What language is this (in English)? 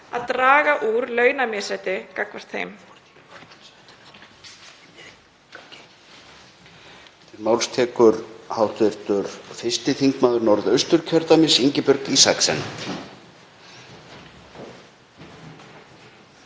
Icelandic